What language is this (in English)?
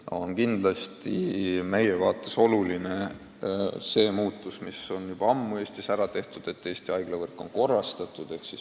Estonian